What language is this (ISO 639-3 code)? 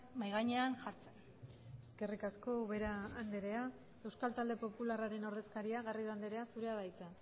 eus